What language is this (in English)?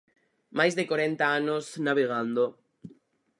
Galician